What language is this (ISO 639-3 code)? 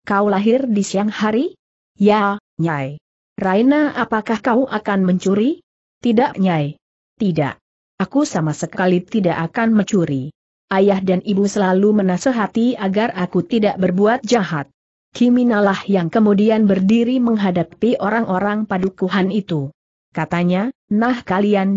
ind